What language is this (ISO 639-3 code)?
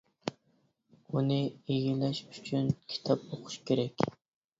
uig